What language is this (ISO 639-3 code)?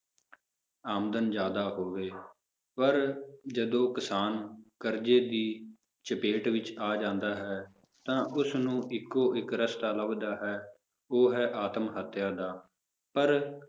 pan